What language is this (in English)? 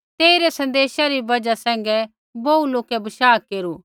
Kullu Pahari